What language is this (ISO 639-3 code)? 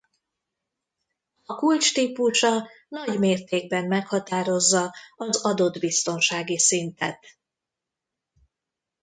hun